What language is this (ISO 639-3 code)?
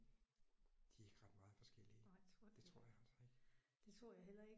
dan